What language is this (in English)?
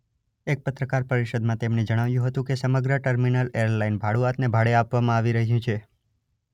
Gujarati